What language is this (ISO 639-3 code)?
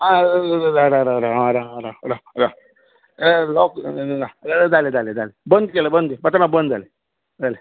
kok